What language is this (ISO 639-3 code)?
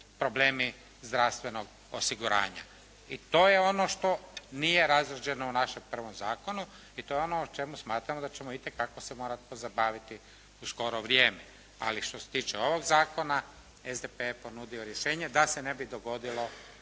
hrv